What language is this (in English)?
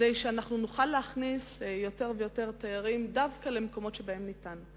Hebrew